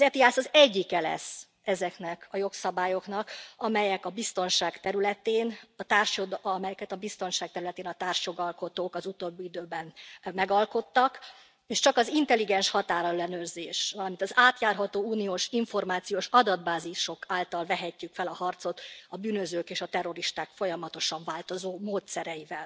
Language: Hungarian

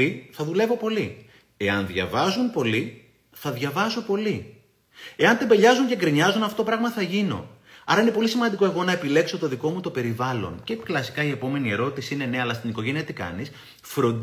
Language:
Greek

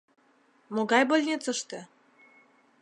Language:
Mari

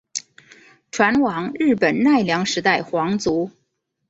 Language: Chinese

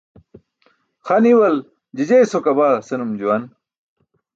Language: Burushaski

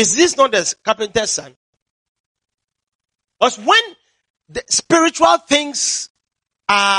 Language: English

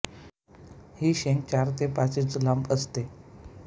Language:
Marathi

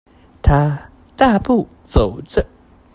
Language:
Chinese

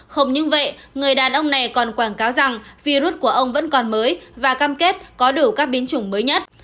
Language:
Vietnamese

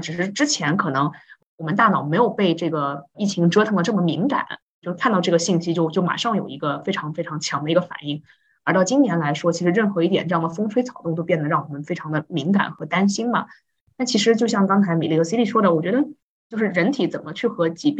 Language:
Chinese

